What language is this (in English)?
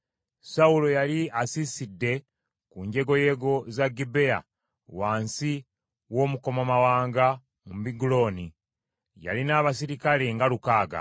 Ganda